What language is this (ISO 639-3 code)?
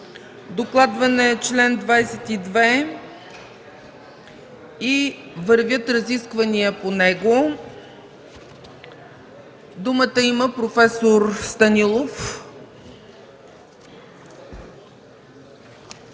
bul